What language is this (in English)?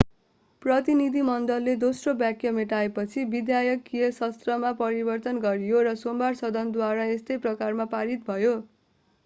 Nepali